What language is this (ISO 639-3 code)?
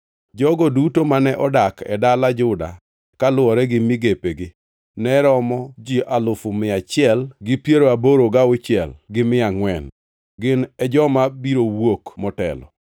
luo